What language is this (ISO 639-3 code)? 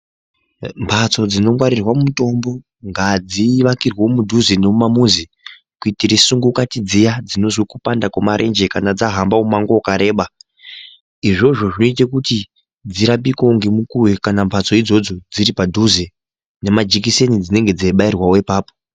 ndc